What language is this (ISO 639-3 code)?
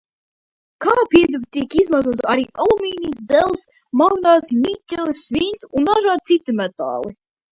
lav